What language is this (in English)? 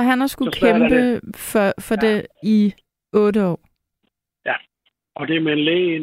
Danish